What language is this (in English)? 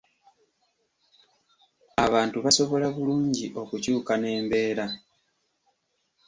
Ganda